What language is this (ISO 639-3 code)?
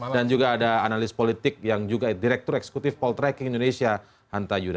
ind